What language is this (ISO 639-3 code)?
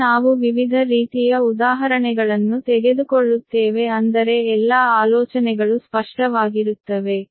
kan